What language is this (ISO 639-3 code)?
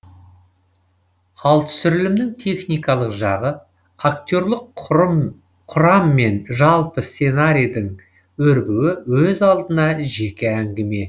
kaz